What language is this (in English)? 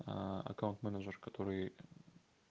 Russian